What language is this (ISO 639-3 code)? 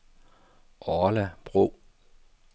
dan